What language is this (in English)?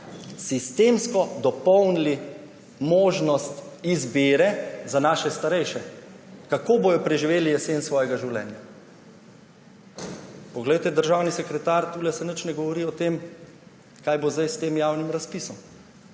Slovenian